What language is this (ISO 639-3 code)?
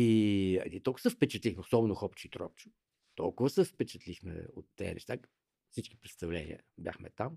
bul